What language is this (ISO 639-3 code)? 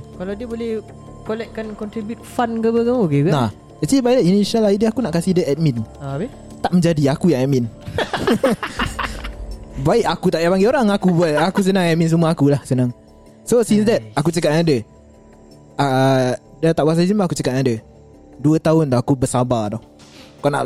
msa